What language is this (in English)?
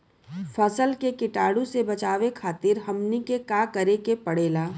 Bhojpuri